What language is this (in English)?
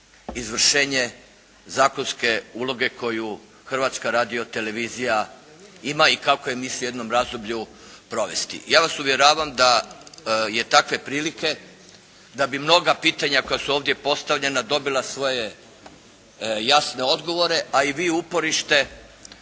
Croatian